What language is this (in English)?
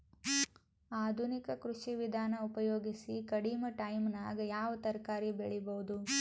Kannada